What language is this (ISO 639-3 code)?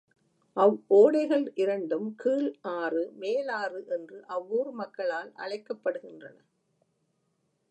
tam